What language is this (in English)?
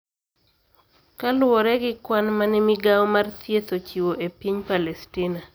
Luo (Kenya and Tanzania)